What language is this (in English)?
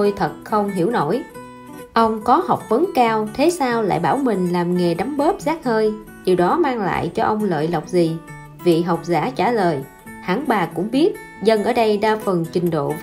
Vietnamese